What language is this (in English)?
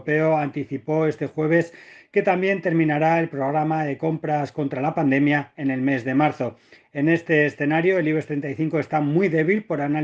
Spanish